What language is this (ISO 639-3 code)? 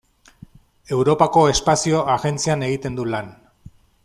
eus